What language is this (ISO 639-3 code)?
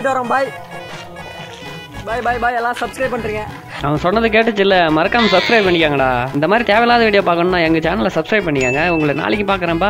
ind